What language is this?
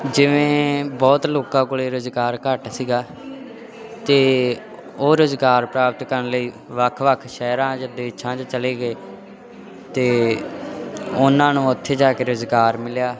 Punjabi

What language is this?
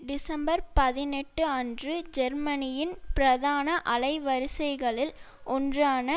Tamil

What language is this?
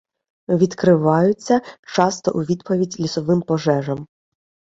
Ukrainian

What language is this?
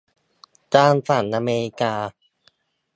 Thai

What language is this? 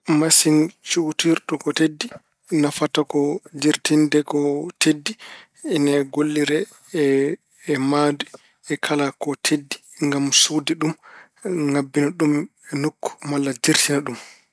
Fula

